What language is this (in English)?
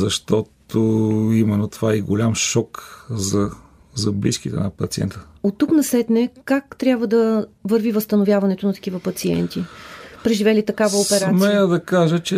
Bulgarian